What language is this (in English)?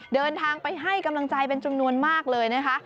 Thai